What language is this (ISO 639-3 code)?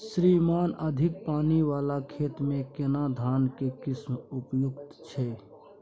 mai